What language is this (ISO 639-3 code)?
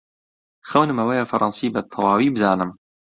ckb